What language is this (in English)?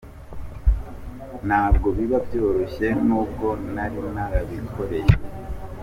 Kinyarwanda